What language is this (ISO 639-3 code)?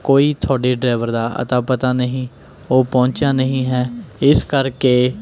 pan